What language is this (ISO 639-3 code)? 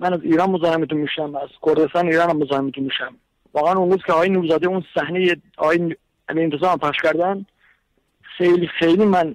fas